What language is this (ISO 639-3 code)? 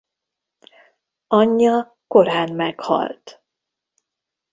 hun